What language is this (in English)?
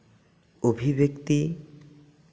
Santali